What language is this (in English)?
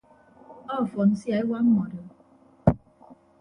Ibibio